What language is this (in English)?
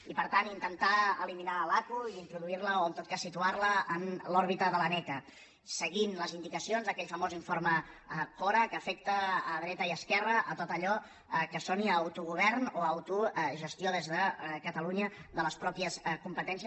Catalan